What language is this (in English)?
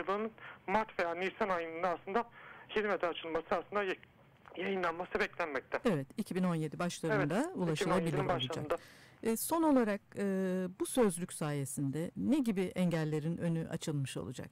Turkish